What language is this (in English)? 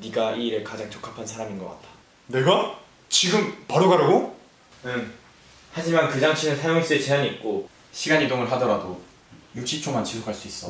Korean